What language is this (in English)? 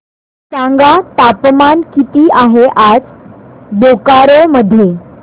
Marathi